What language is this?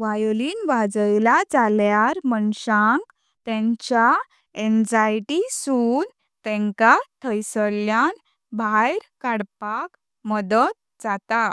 Konkani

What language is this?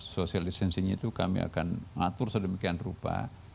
Indonesian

